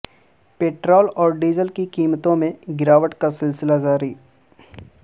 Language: Urdu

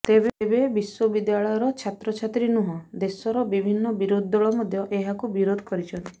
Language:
Odia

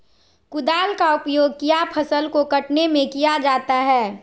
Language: Magahi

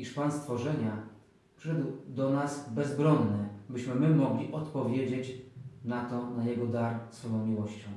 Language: Polish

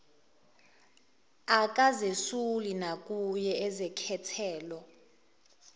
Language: Zulu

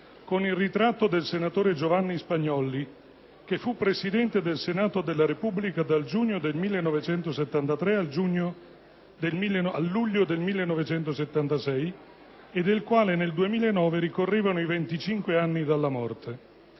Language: Italian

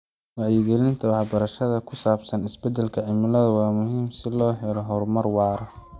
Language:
Somali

